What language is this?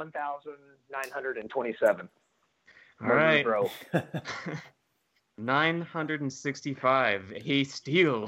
English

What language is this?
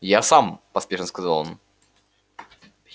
Russian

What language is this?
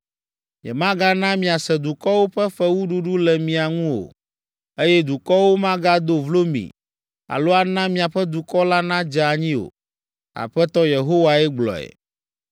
Ewe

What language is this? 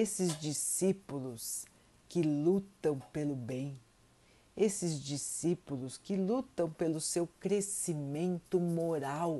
Portuguese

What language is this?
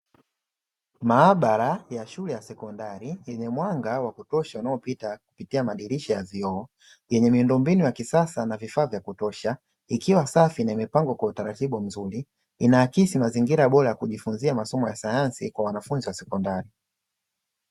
Swahili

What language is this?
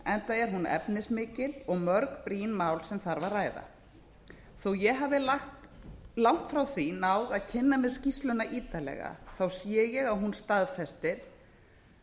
Icelandic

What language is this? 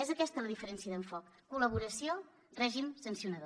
Catalan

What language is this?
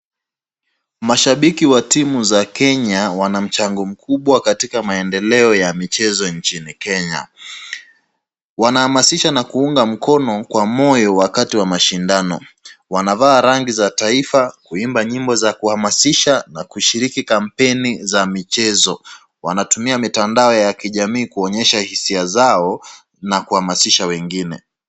Swahili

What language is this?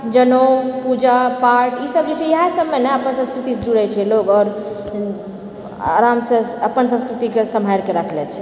Maithili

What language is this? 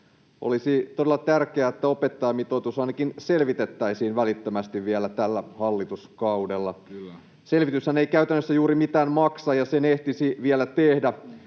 Finnish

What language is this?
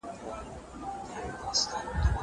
Pashto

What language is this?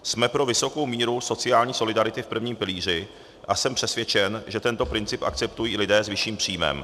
Czech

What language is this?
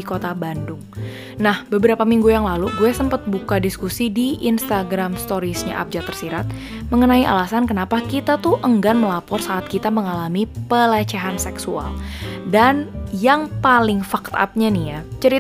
Indonesian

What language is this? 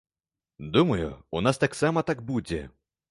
Belarusian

